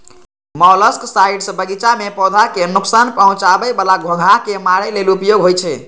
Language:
Maithili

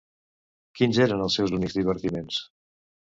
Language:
Catalan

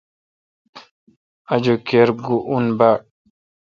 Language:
Kalkoti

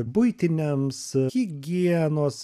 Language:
Lithuanian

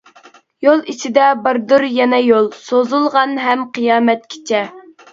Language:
Uyghur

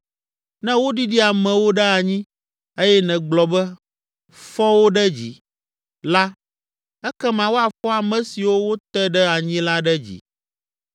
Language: Ewe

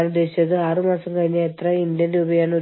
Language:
Malayalam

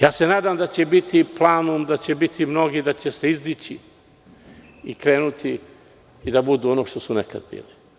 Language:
Serbian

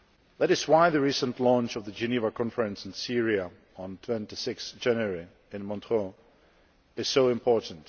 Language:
English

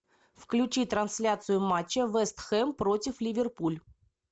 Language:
Russian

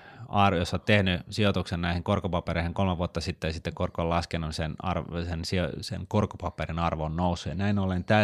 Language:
Finnish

